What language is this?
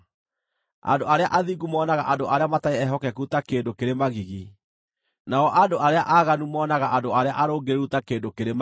Kikuyu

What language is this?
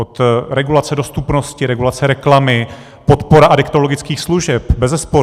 Czech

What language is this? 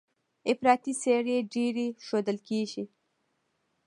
Pashto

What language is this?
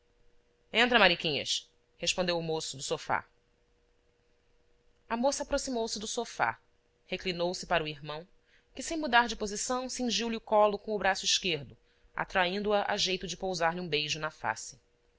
Portuguese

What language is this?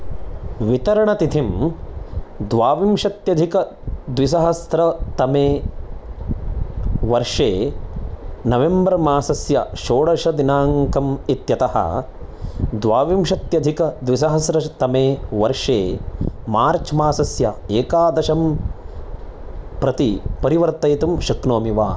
Sanskrit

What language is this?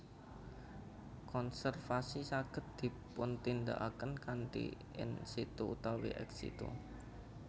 Javanese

